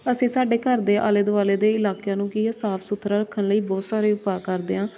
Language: Punjabi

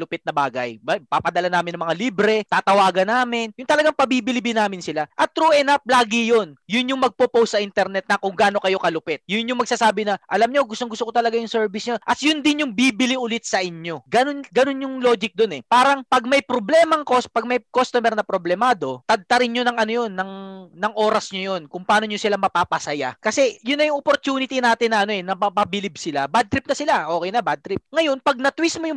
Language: Filipino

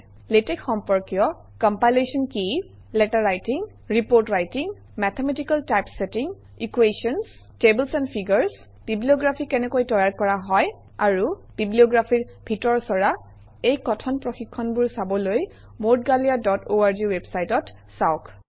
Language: Assamese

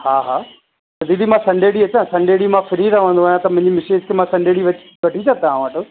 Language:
Sindhi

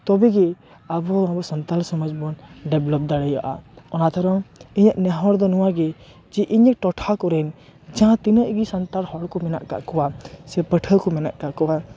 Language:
Santali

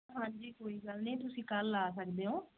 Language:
Punjabi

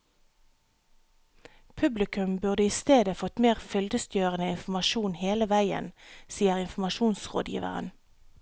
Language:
Norwegian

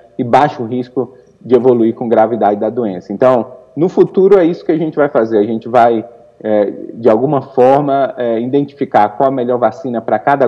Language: Portuguese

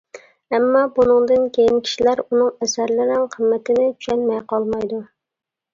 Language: Uyghur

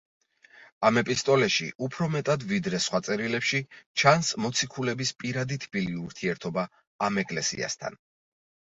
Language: Georgian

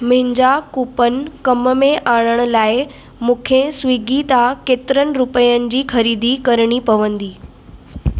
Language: Sindhi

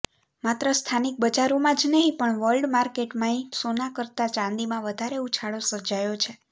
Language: Gujarati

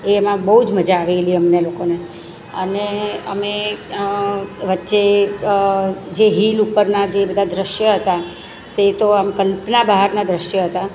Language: Gujarati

